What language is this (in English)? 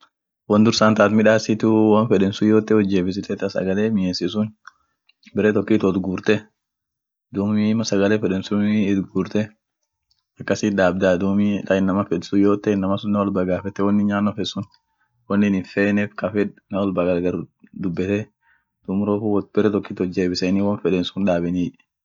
Orma